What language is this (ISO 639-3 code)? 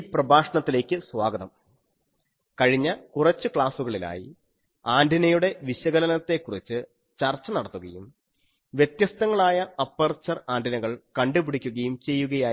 mal